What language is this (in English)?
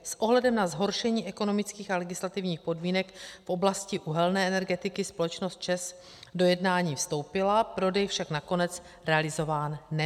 Czech